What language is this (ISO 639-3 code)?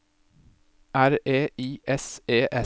nor